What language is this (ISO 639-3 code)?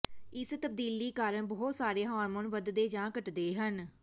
pan